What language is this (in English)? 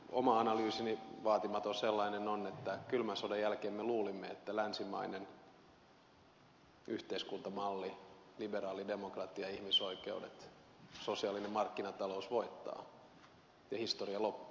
Finnish